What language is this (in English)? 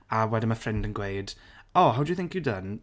Welsh